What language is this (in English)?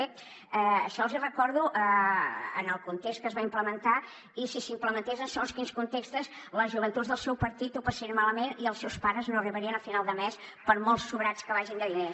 Catalan